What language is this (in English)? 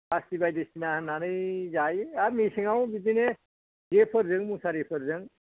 Bodo